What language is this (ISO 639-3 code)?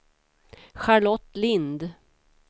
swe